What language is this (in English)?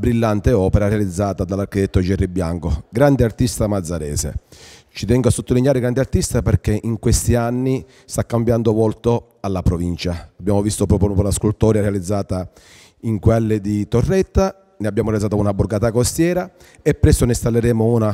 Italian